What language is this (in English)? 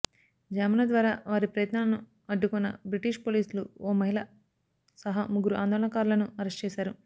Telugu